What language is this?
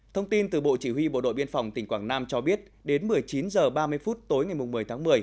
Vietnamese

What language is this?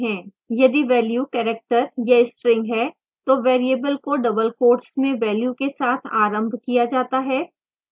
Hindi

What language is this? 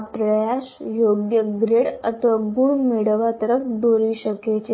Gujarati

